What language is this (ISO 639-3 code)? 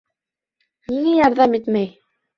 bak